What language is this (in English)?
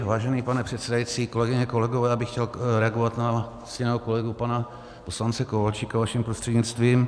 Czech